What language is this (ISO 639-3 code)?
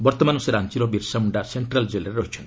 ori